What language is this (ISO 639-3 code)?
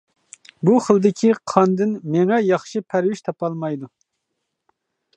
uig